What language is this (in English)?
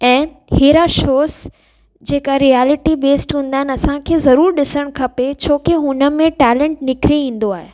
Sindhi